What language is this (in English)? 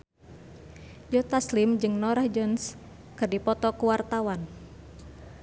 Sundanese